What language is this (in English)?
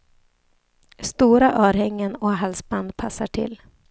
Swedish